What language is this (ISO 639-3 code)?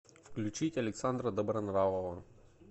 rus